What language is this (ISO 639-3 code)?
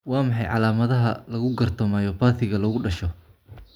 som